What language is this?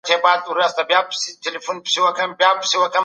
Pashto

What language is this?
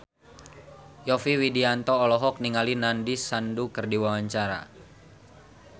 Sundanese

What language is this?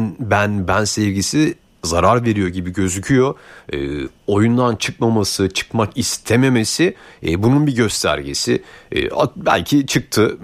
Turkish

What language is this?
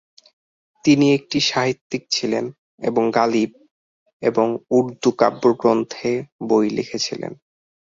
Bangla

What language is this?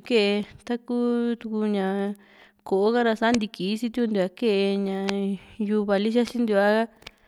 Juxtlahuaca Mixtec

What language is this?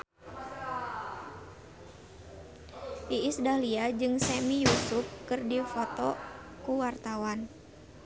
Sundanese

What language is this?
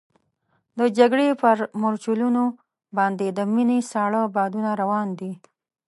Pashto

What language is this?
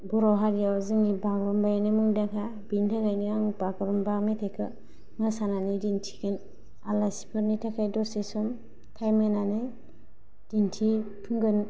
Bodo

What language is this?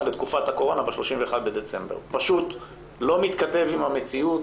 Hebrew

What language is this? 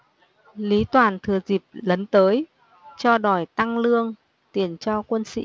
Vietnamese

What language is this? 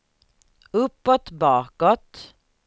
Swedish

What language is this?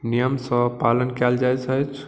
Maithili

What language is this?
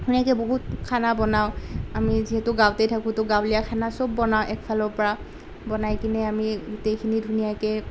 Assamese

